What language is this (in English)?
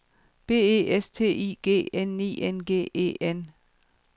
Danish